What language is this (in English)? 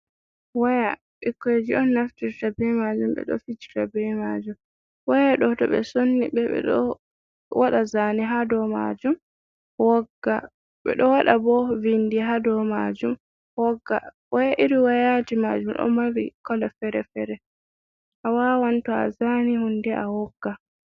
Fula